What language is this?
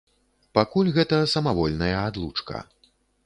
Belarusian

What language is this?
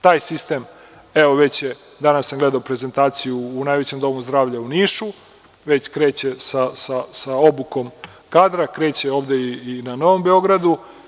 Serbian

